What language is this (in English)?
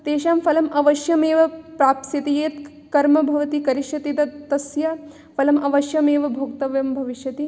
Sanskrit